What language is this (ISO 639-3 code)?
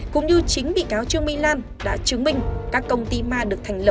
vie